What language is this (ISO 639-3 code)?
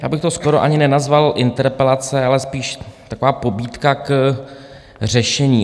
ces